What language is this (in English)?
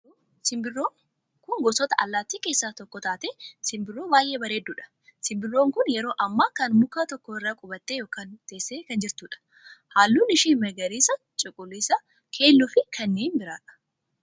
Oromo